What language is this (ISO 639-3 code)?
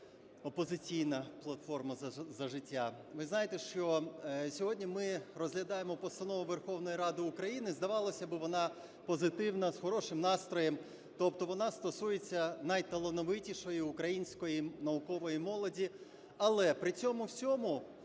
ukr